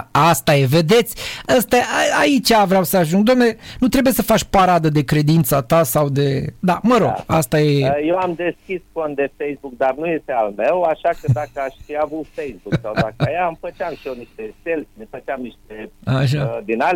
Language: Romanian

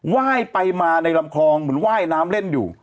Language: Thai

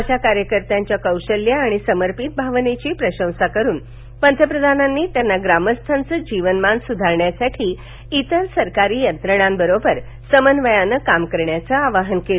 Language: Marathi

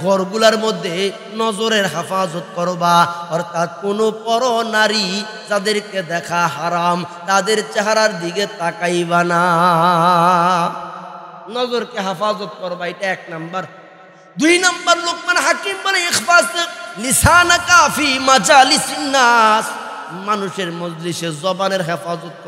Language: Indonesian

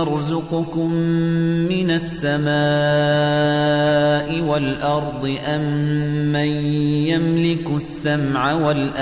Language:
Arabic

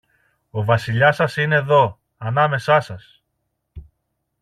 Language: Greek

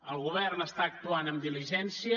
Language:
Catalan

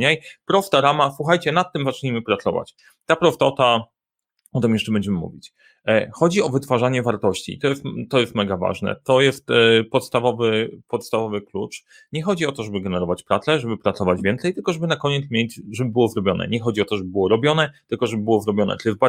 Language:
Polish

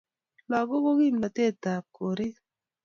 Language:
Kalenjin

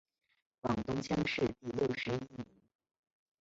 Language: Chinese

